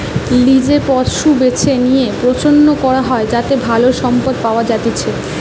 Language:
Bangla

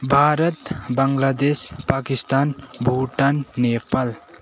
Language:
Nepali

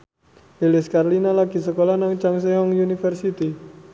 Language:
Javanese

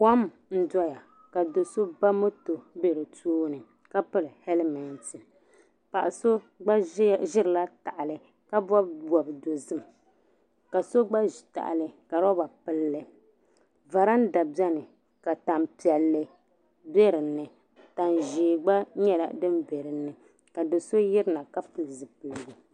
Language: Dagbani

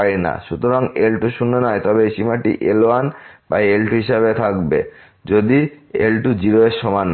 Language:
Bangla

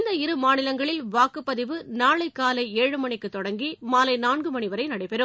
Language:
Tamil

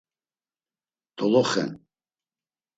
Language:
Laz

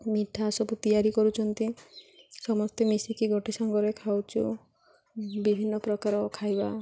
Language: Odia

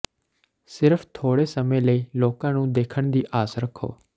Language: Punjabi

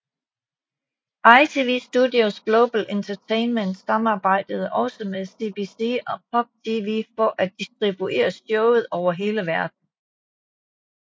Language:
Danish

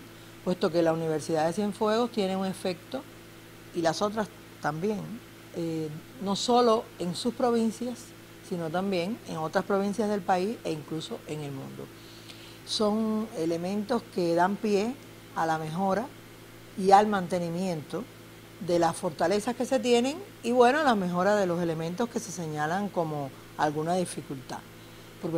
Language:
Spanish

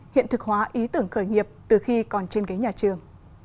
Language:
Vietnamese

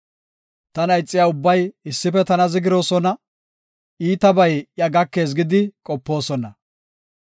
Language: Gofa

